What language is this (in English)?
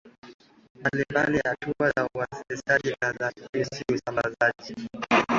Swahili